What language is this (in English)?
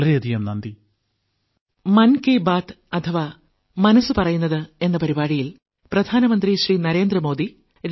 Malayalam